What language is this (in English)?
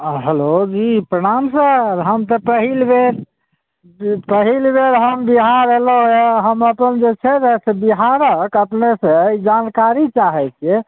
Maithili